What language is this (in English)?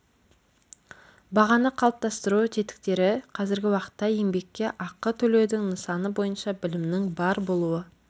Kazakh